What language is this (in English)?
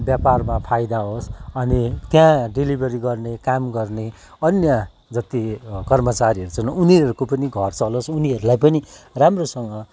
Nepali